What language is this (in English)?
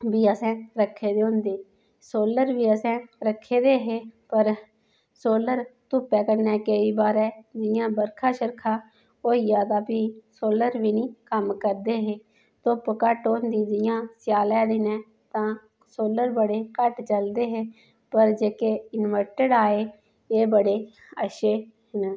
Dogri